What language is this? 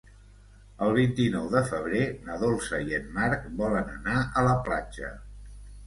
Catalan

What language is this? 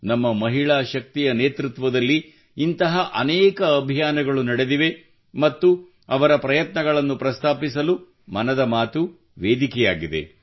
Kannada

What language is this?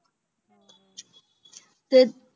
Punjabi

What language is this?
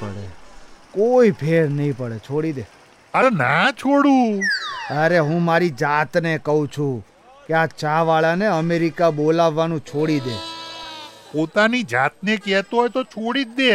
Gujarati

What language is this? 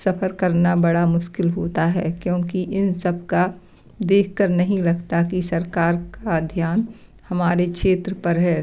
Hindi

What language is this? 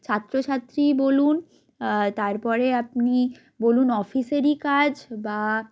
Bangla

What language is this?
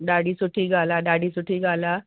Sindhi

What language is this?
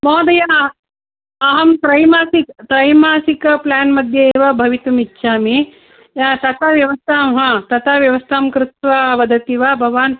Sanskrit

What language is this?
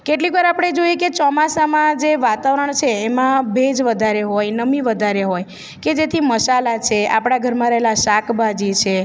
Gujarati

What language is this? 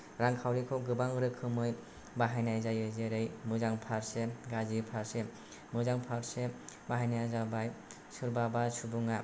Bodo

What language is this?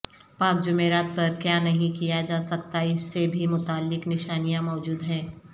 Urdu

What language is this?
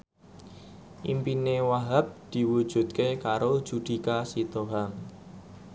Javanese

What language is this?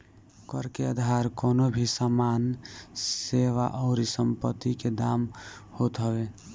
Bhojpuri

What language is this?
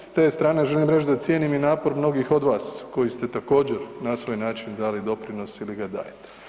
Croatian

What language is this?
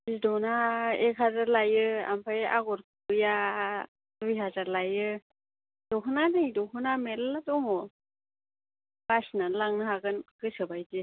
Bodo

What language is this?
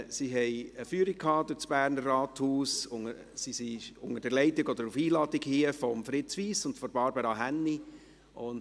Swiss German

